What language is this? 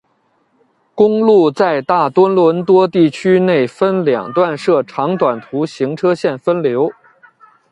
Chinese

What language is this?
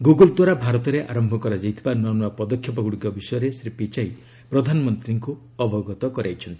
Odia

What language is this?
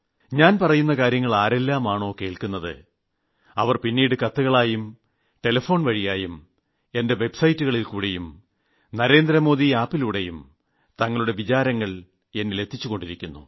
Malayalam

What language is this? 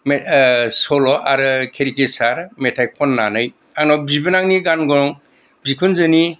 Bodo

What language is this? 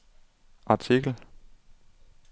Danish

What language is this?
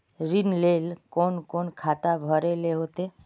Magahi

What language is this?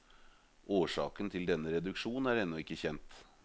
Norwegian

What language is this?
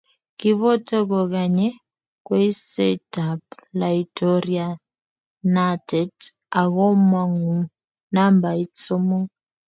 Kalenjin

